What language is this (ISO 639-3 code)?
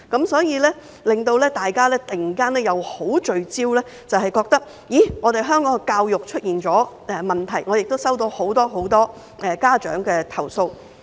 yue